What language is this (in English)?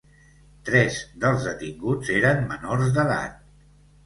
Catalan